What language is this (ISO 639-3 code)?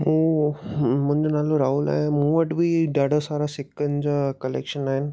snd